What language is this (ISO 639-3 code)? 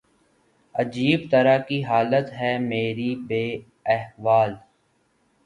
urd